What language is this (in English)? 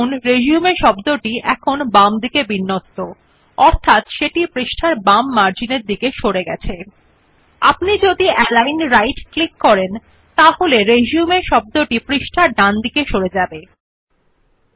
Bangla